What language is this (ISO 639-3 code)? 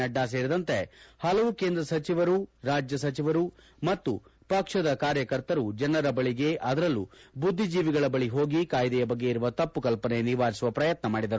kan